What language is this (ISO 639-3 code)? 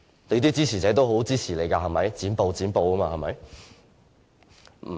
yue